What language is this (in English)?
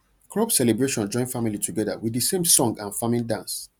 Nigerian Pidgin